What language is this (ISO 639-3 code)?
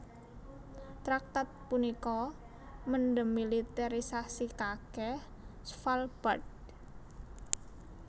jav